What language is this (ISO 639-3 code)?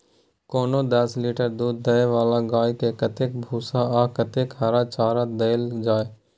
mai